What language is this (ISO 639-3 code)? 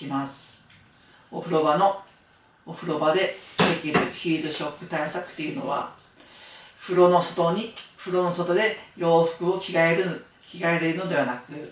jpn